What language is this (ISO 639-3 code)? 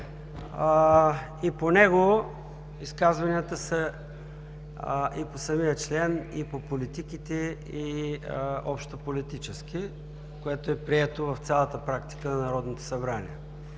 bul